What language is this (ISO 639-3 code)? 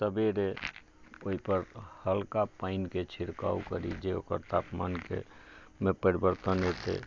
mai